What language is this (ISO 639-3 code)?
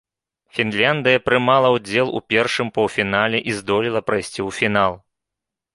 bel